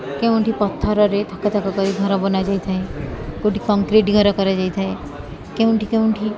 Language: Odia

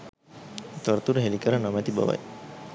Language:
Sinhala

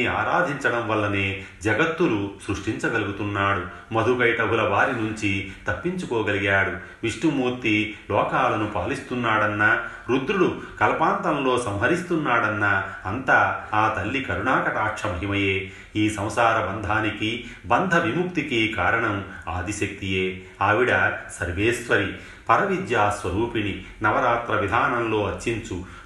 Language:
Telugu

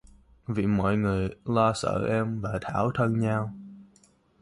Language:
Vietnamese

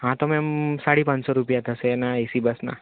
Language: Gujarati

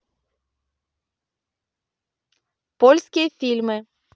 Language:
Russian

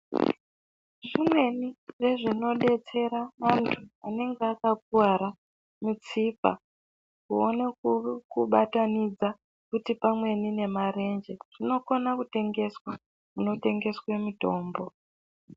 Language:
Ndau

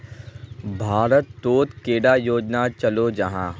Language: Magahi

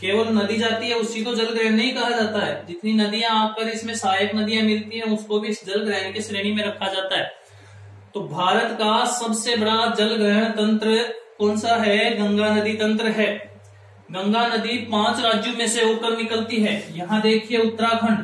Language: Hindi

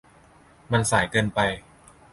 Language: Thai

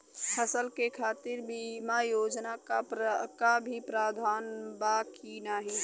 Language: Bhojpuri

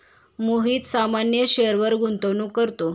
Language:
Marathi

